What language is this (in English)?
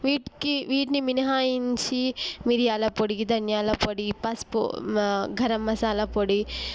Telugu